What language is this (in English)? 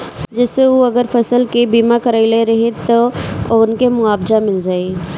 Bhojpuri